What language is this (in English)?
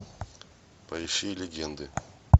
Russian